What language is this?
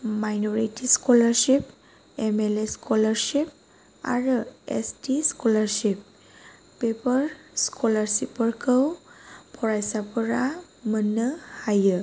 Bodo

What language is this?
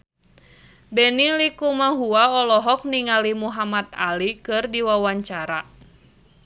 Sundanese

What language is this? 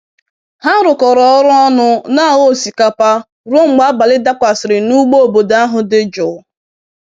Igbo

